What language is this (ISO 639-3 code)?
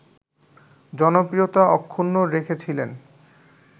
ben